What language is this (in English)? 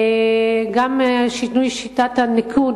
Hebrew